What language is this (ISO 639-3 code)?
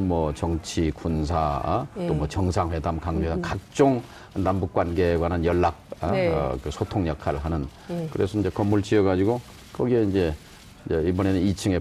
kor